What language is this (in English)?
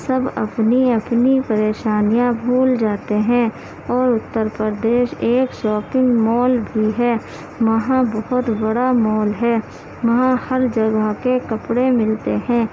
Urdu